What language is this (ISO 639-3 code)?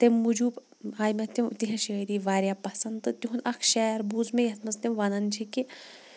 kas